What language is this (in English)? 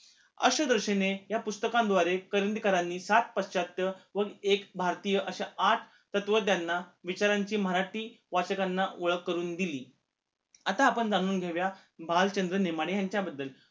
Marathi